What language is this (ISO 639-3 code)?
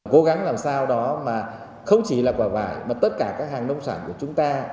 vie